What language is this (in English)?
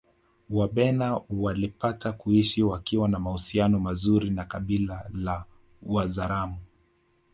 Swahili